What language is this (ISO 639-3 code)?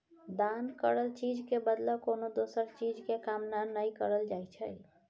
mai